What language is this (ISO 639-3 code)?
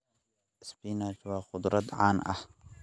som